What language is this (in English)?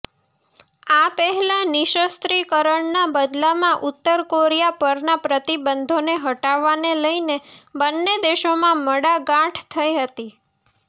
Gujarati